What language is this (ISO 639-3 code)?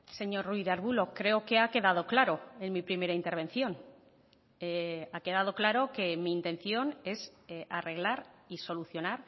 spa